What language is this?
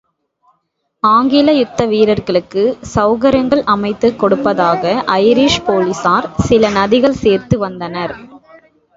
Tamil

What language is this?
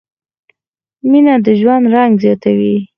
Pashto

